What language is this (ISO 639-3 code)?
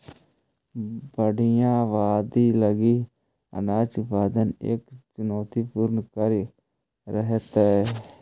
mag